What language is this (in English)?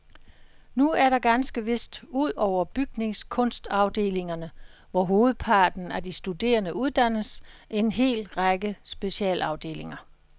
Danish